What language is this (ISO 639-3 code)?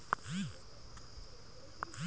hne